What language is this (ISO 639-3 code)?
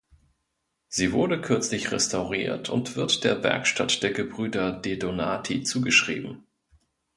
deu